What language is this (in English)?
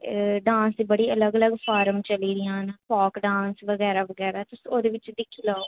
Dogri